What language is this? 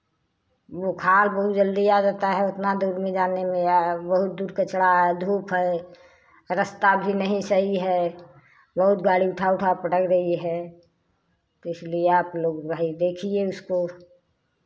Hindi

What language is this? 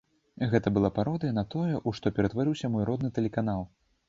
Belarusian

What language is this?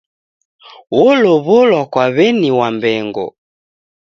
Taita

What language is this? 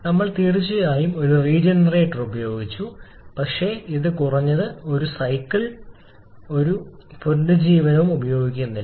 Malayalam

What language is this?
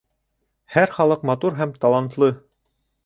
Bashkir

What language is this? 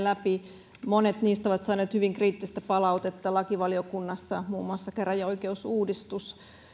Finnish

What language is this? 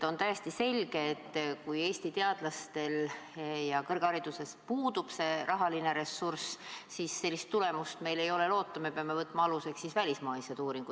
Estonian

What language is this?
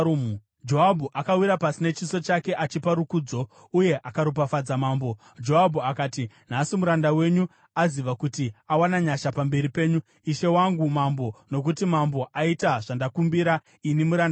Shona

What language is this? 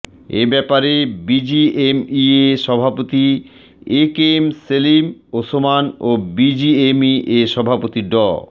Bangla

